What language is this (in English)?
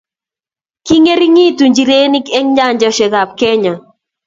Kalenjin